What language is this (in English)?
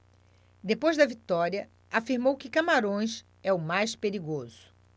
Portuguese